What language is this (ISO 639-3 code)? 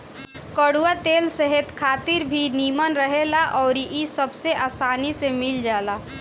bho